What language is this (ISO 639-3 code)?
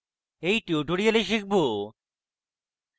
ben